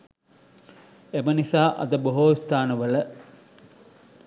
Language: Sinhala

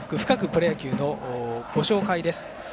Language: Japanese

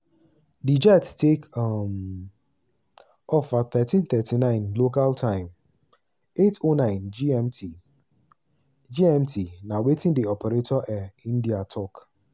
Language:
Nigerian Pidgin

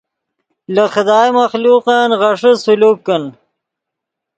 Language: Yidgha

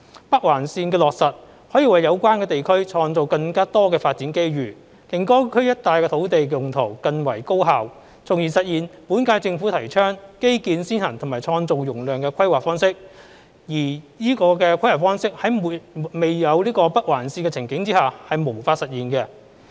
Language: Cantonese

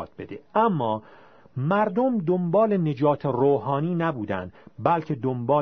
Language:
Persian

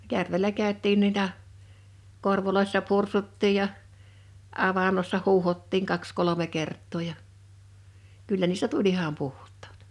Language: Finnish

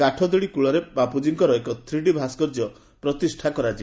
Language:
Odia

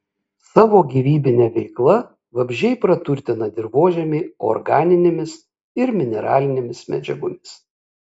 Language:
Lithuanian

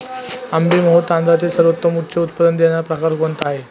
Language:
Marathi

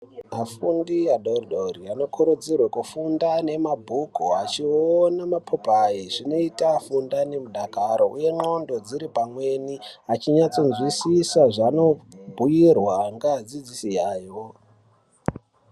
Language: Ndau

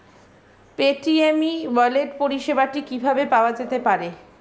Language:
Bangla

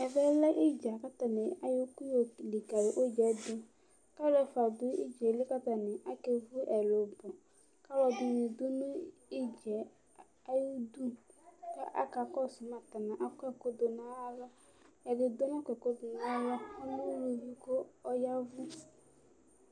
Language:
Ikposo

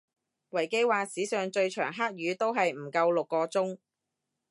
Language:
Cantonese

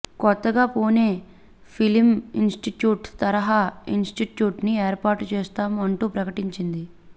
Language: Telugu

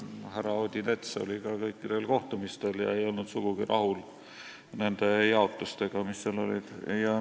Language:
Estonian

